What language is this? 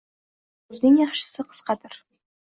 Uzbek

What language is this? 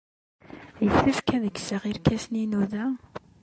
Kabyle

